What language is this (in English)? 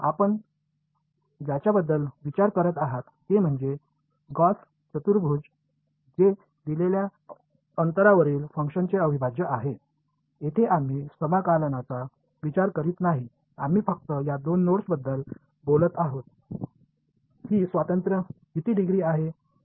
Marathi